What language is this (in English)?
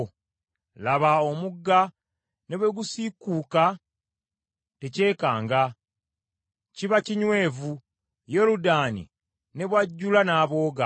Ganda